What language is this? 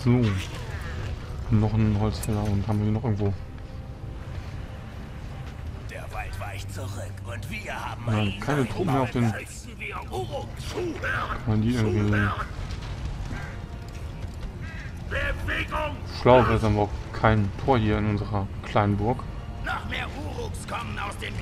German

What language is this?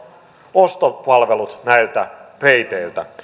Finnish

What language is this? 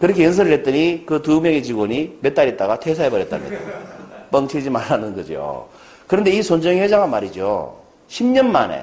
Korean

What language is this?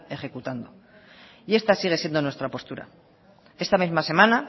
Spanish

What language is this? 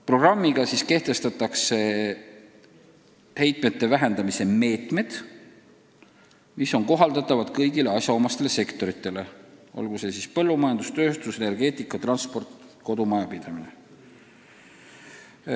Estonian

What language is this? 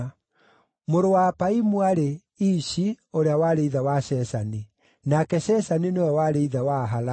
Kikuyu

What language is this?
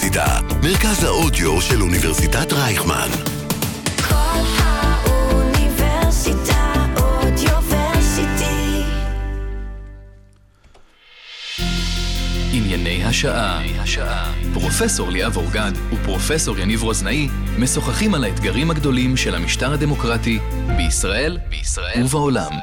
Hebrew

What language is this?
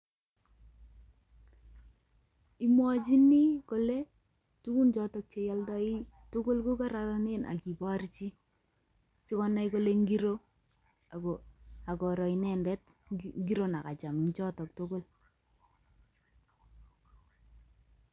Kalenjin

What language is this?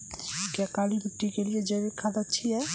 Hindi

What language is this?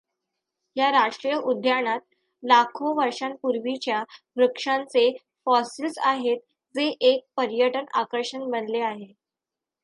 Marathi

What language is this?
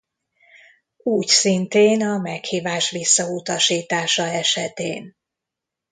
Hungarian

